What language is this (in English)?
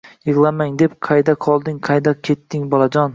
Uzbek